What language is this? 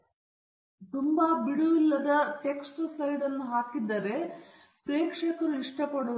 Kannada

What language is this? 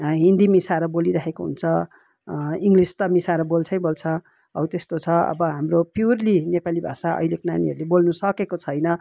Nepali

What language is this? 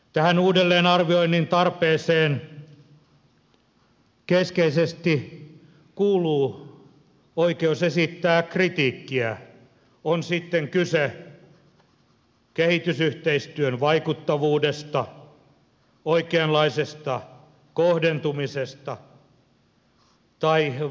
Finnish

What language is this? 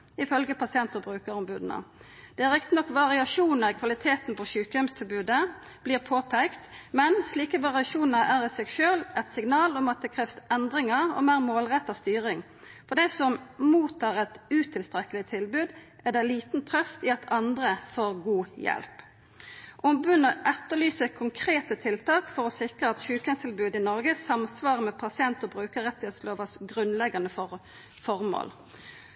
Norwegian Nynorsk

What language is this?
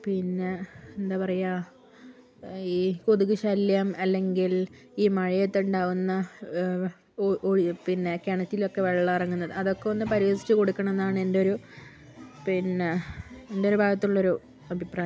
Malayalam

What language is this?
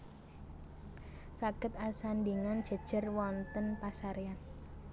Javanese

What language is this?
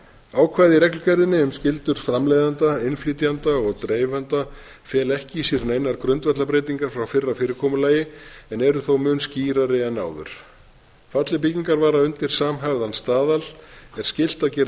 Icelandic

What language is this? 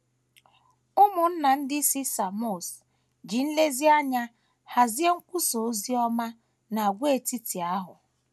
Igbo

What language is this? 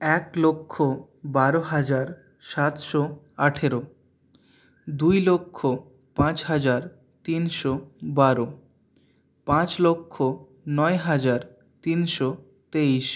Bangla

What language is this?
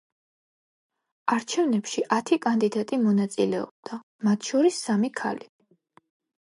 Georgian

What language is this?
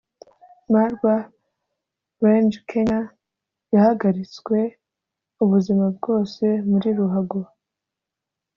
Kinyarwanda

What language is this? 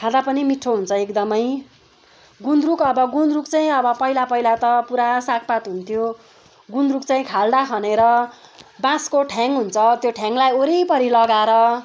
Nepali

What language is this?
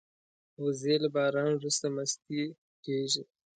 Pashto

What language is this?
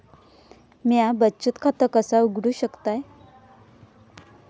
Marathi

